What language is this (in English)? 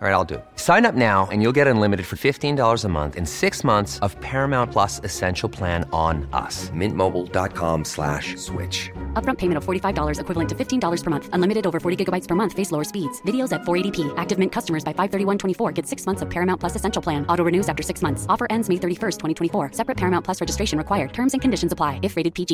Filipino